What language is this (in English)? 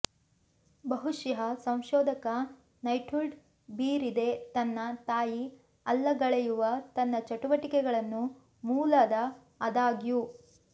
Kannada